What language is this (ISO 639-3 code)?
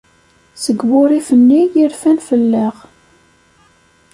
kab